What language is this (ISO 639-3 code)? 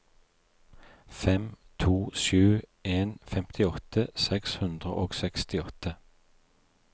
nor